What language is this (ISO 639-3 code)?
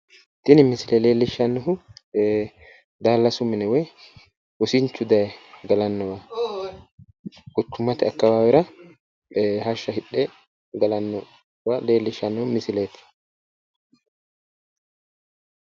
sid